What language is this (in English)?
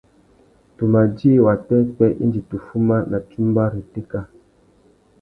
Tuki